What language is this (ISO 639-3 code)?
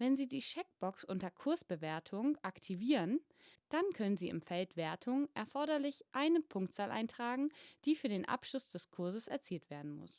deu